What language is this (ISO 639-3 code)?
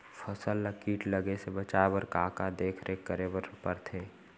hne